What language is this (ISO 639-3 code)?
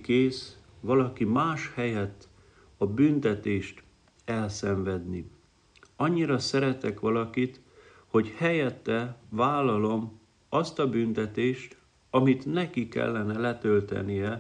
hun